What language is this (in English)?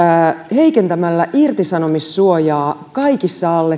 Finnish